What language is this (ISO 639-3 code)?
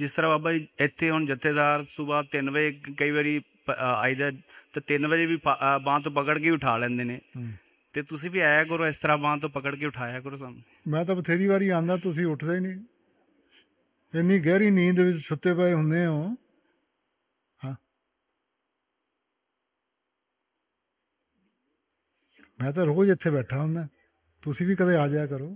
pan